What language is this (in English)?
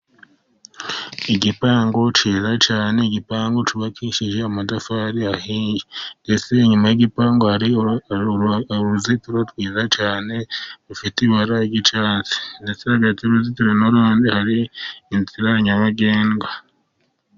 Kinyarwanda